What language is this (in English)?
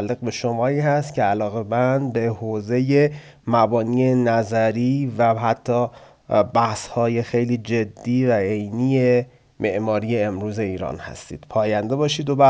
Persian